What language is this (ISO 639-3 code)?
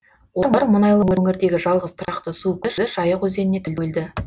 kaz